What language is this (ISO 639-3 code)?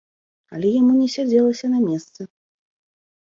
bel